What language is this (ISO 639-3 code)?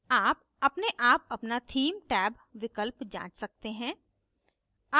hin